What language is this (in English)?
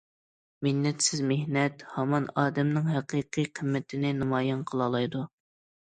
Uyghur